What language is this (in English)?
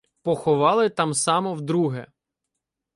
Ukrainian